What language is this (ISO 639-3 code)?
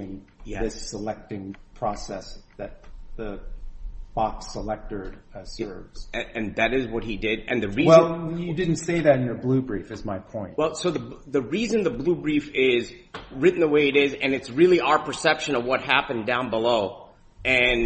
eng